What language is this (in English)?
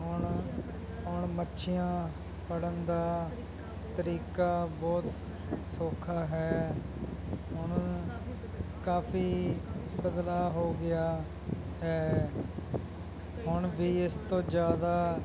Punjabi